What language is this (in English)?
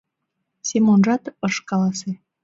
Mari